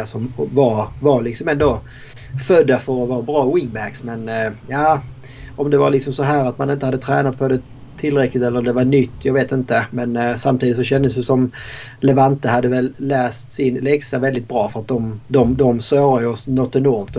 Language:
Swedish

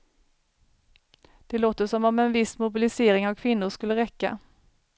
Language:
Swedish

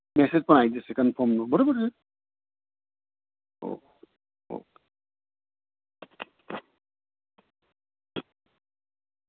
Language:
Gujarati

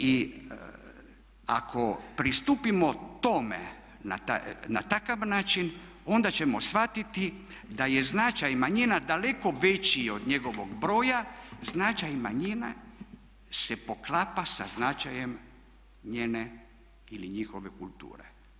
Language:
Croatian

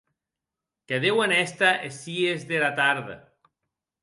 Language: Occitan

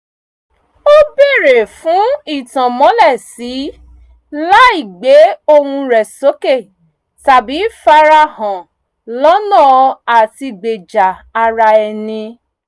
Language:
Yoruba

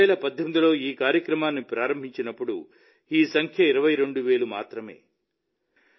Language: Telugu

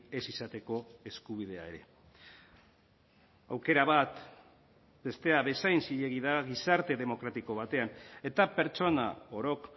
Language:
Basque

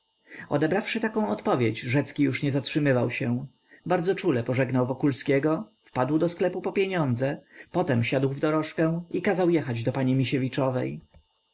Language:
Polish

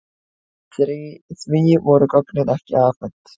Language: Icelandic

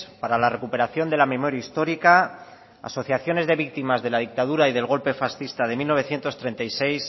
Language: Spanish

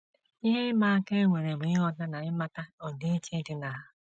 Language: Igbo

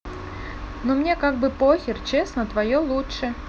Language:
Russian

